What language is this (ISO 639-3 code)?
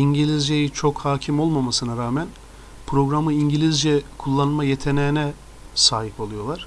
tur